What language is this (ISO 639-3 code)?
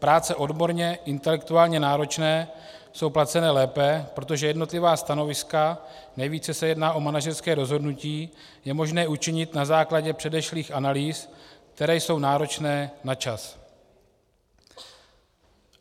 ces